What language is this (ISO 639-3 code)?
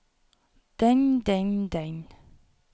nor